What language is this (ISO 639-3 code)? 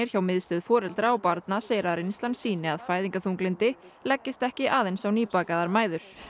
isl